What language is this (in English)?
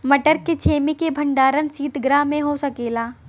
Bhojpuri